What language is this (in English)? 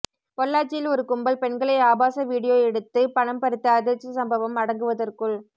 Tamil